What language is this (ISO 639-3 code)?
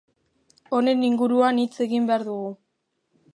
eus